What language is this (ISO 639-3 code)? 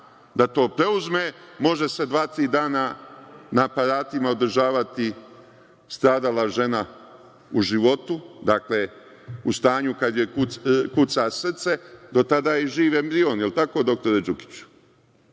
srp